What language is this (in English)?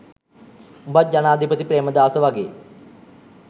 Sinhala